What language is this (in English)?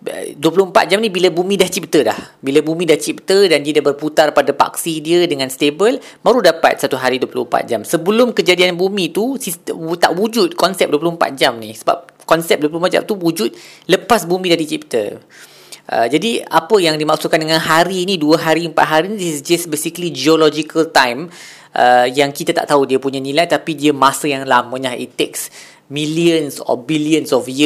Malay